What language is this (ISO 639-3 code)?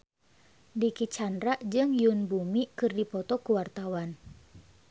sun